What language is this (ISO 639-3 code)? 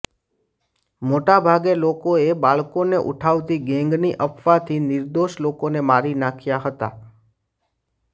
guj